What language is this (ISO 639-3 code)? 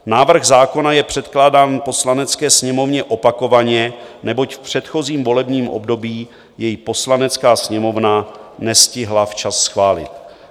ces